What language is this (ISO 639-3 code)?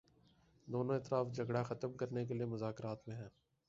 urd